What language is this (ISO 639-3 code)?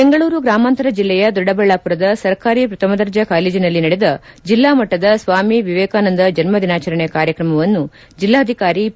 kan